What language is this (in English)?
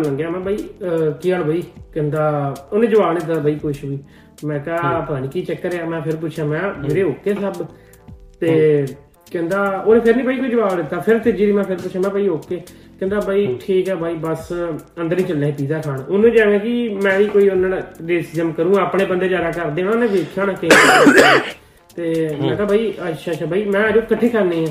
Punjabi